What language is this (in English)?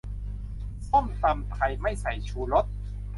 Thai